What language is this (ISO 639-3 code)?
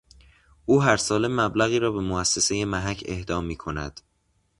fas